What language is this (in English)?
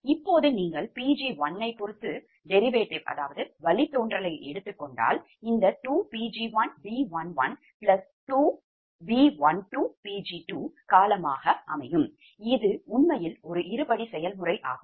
Tamil